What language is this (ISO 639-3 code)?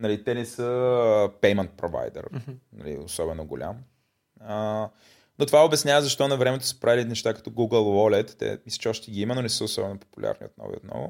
bul